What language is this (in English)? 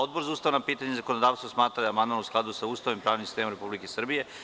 Serbian